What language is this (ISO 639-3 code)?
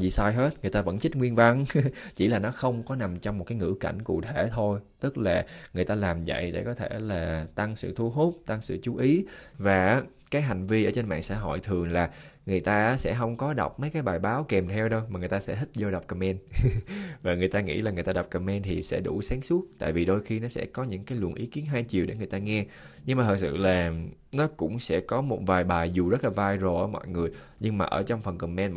vie